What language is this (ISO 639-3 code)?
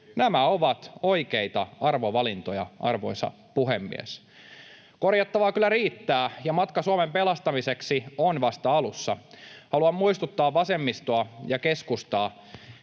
fin